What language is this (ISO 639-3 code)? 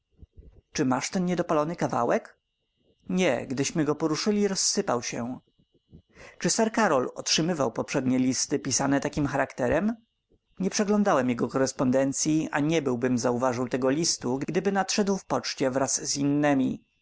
pol